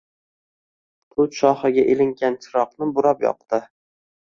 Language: Uzbek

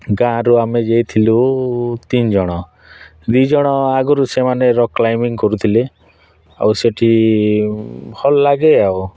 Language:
Odia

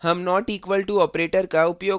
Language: Hindi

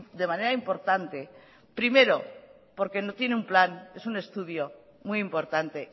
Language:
Spanish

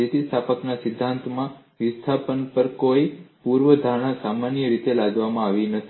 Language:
Gujarati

